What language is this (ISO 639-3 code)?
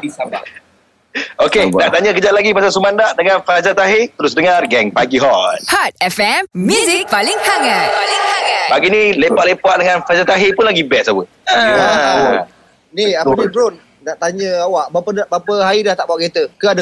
msa